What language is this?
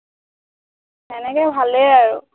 Assamese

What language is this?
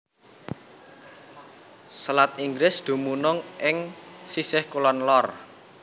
Javanese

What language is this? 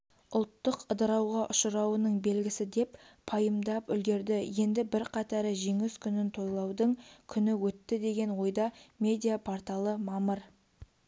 Kazakh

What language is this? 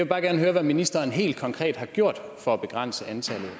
Danish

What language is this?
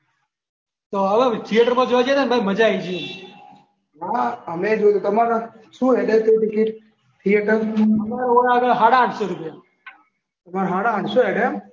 Gujarati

